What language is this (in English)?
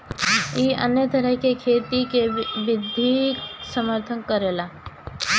Bhojpuri